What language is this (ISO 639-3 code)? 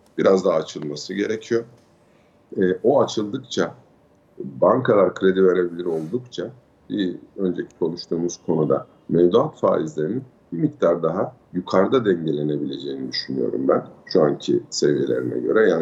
tur